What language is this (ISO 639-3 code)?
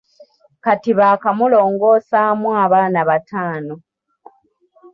lug